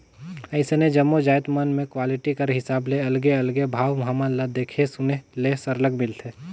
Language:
Chhattisgarhi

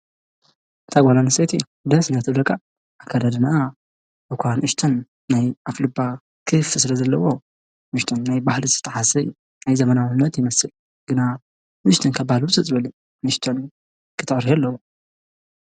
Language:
Tigrinya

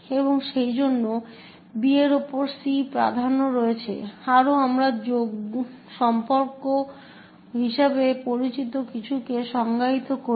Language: Bangla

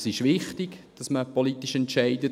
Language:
Swiss German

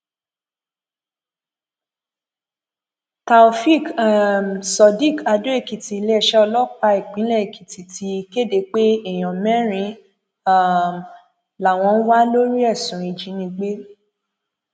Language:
Yoruba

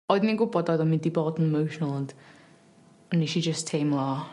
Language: Welsh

